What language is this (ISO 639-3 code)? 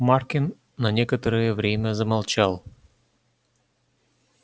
rus